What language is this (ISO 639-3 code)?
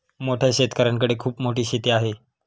mar